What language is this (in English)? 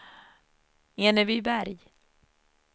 Swedish